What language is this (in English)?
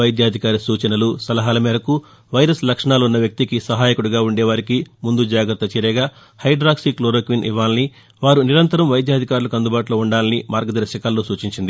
Telugu